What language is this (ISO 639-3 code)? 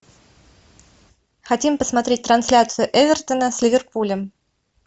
rus